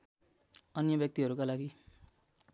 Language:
Nepali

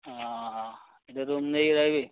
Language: Odia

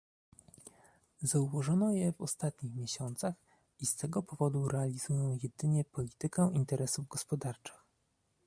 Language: Polish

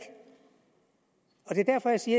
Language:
Danish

